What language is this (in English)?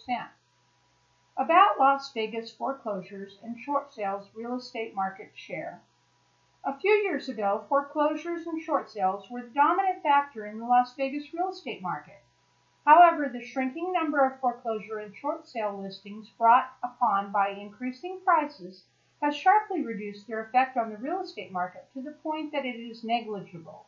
English